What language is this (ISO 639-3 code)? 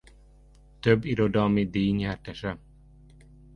hun